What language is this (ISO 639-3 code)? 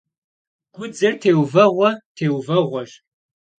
kbd